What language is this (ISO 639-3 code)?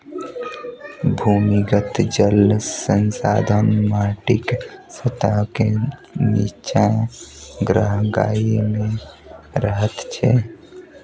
mai